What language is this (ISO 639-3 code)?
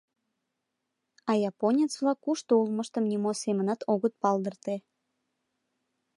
chm